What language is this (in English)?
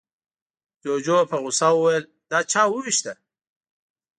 Pashto